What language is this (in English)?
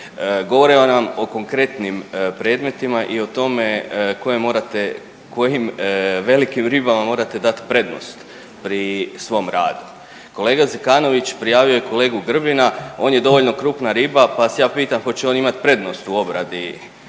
Croatian